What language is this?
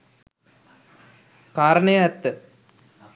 Sinhala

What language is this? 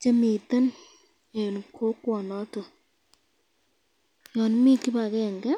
Kalenjin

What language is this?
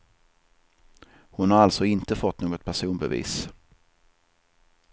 Swedish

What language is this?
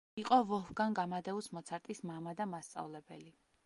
Georgian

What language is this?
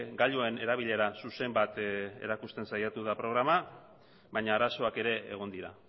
Basque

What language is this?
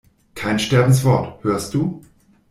German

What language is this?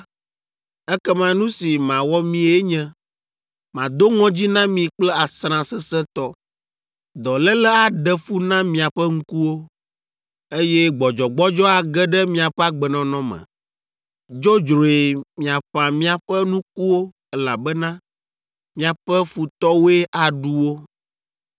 Ewe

